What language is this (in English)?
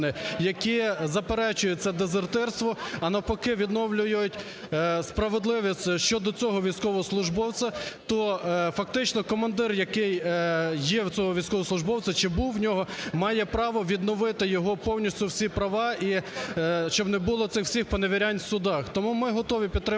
Ukrainian